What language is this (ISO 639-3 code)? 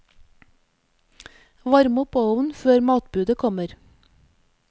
nor